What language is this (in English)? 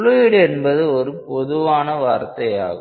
Tamil